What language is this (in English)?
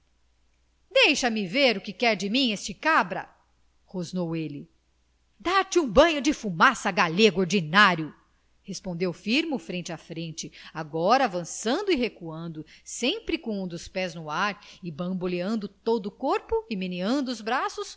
Portuguese